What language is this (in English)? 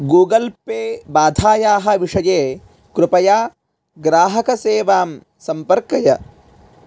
Sanskrit